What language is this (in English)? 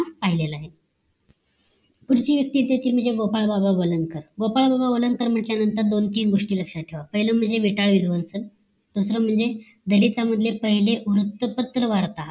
Marathi